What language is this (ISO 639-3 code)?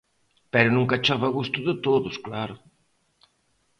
glg